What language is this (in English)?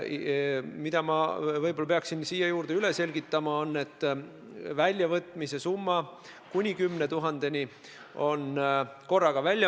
Estonian